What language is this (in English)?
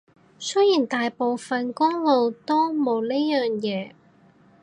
Cantonese